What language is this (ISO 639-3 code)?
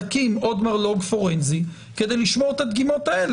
heb